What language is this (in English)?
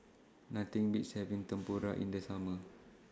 English